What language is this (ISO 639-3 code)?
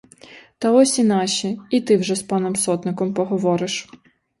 ukr